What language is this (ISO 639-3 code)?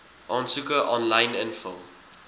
afr